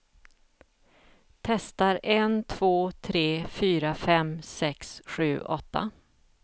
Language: Swedish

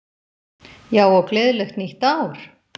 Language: Icelandic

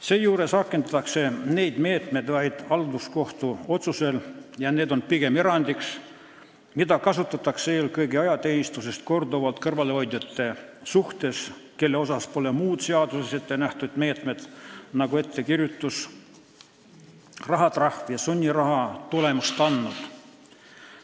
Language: Estonian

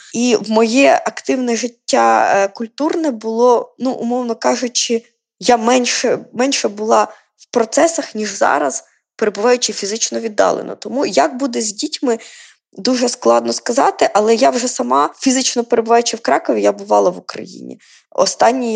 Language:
Ukrainian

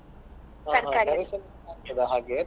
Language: Kannada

